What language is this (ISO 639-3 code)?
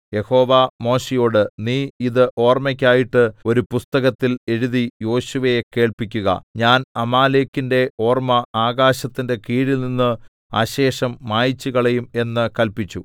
mal